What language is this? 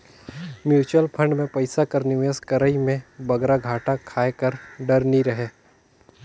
Chhattisgarhi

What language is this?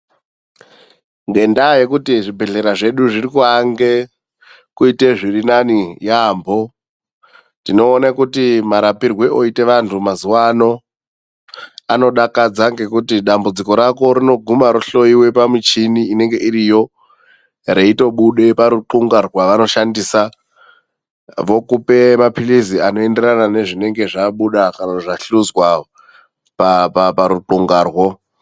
Ndau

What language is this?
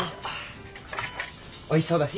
Japanese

